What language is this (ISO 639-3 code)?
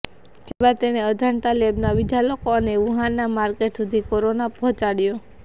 guj